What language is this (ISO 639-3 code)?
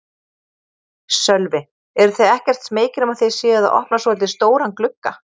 isl